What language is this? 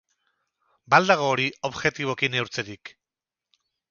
Basque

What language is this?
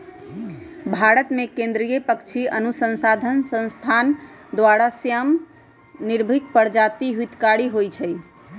Magahi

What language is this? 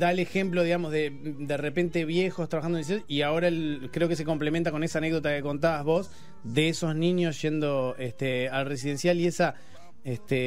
Spanish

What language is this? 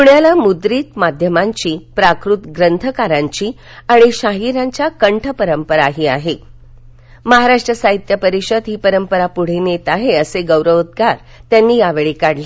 Marathi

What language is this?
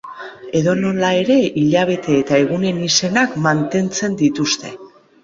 Basque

